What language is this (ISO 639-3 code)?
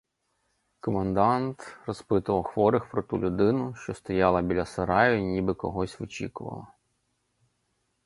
ukr